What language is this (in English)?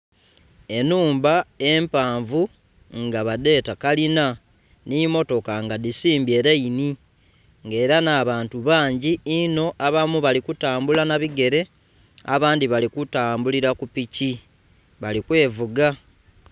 Soga